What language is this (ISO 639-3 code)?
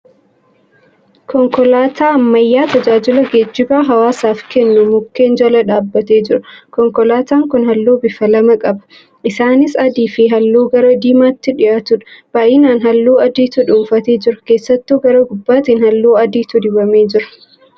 orm